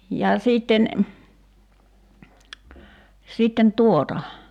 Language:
Finnish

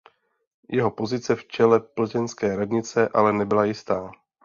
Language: Czech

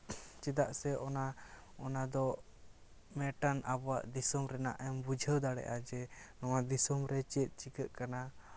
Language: Santali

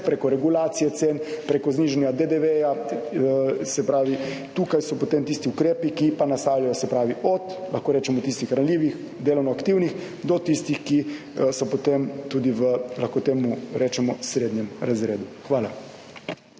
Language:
Slovenian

